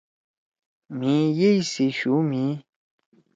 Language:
Torwali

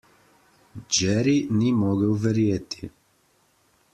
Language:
Slovenian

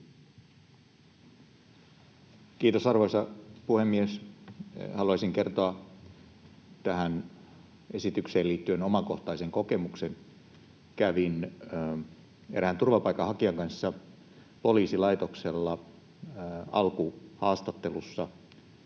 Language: Finnish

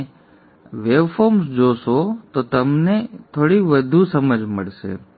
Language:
Gujarati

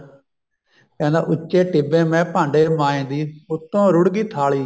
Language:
Punjabi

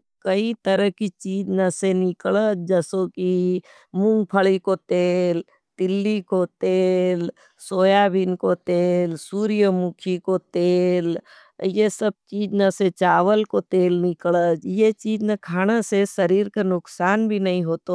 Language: Nimadi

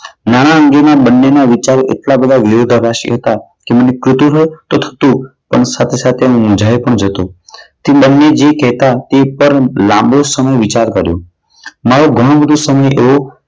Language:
Gujarati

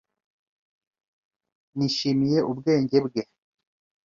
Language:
Kinyarwanda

